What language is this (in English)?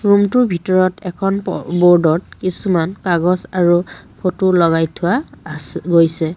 Assamese